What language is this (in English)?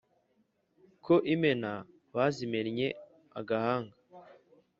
Kinyarwanda